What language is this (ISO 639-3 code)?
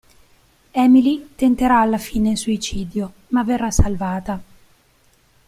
ita